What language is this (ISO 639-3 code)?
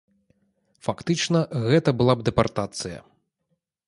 bel